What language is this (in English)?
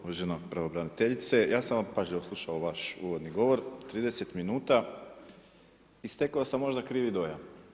Croatian